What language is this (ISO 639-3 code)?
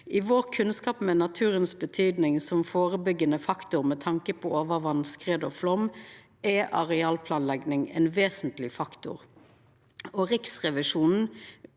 nor